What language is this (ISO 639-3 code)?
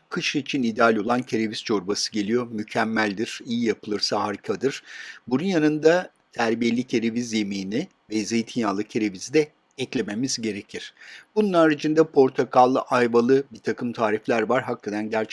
tur